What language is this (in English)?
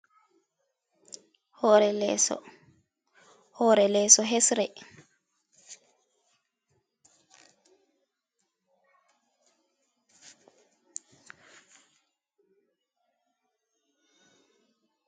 Fula